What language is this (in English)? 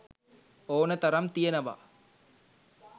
Sinhala